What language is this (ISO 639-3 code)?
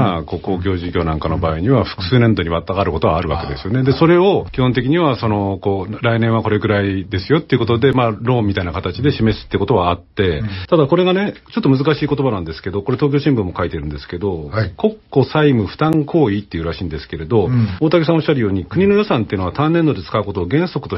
jpn